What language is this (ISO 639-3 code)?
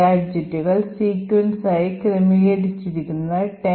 mal